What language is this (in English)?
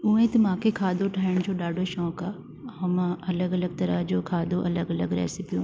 Sindhi